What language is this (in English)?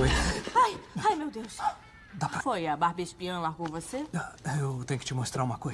Portuguese